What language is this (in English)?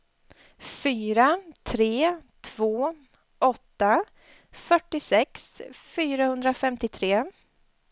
Swedish